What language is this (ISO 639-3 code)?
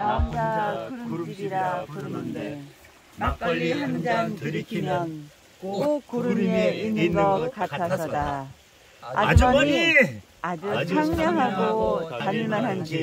kor